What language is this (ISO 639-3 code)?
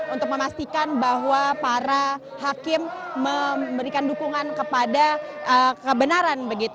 ind